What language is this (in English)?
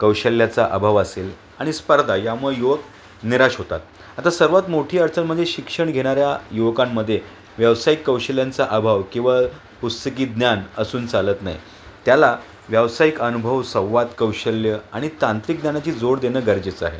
Marathi